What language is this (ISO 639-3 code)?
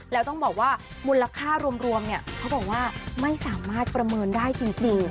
tha